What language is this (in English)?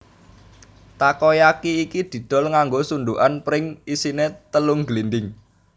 Javanese